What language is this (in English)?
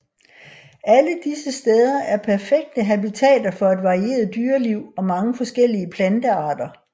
Danish